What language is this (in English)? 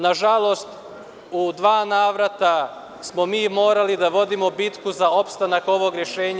Serbian